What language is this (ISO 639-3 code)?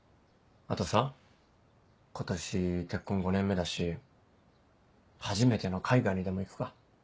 jpn